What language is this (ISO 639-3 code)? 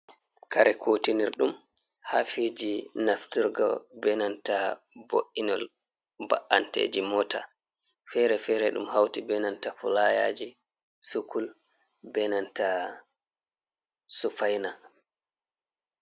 ful